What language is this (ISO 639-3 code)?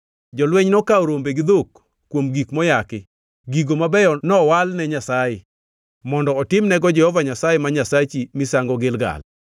luo